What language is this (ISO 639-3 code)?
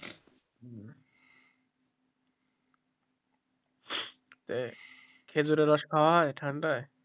ben